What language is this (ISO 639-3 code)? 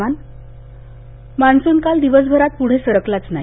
mar